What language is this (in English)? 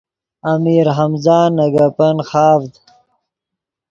Yidgha